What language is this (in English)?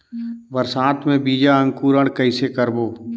Chhattisgarhi